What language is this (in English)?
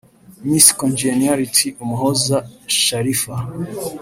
Kinyarwanda